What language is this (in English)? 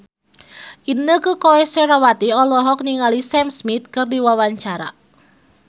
Sundanese